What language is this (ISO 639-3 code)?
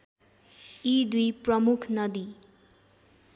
nep